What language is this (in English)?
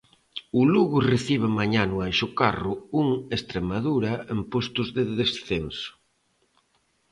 Galician